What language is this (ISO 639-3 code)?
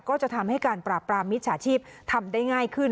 tha